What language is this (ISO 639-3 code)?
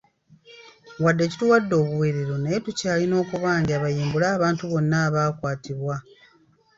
lug